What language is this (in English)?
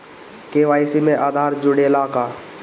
Bhojpuri